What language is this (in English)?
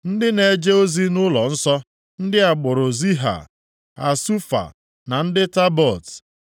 Igbo